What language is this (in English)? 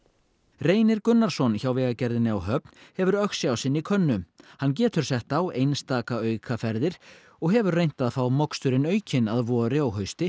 Icelandic